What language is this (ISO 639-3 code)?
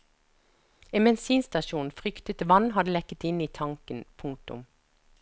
nor